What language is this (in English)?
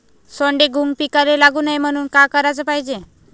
Marathi